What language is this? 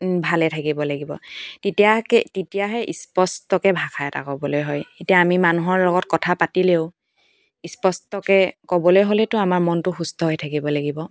Assamese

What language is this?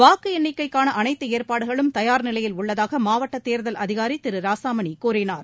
Tamil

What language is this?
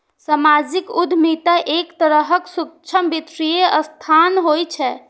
Maithili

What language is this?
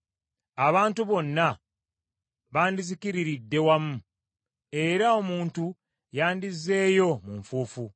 Ganda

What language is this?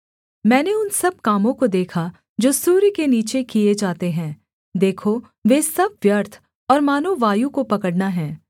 Hindi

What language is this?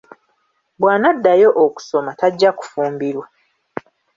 Ganda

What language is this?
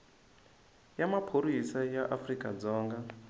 Tsonga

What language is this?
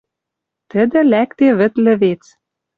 Western Mari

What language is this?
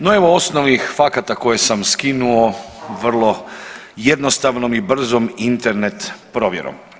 Croatian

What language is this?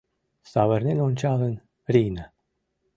Mari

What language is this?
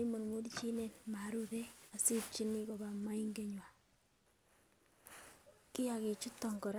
Kalenjin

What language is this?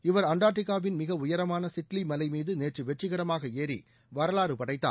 Tamil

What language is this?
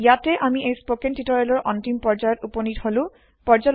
Assamese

